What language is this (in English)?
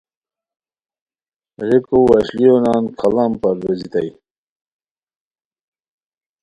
Khowar